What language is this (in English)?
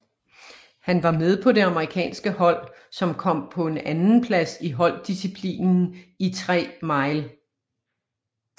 Danish